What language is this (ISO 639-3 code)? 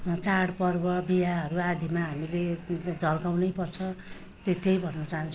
nep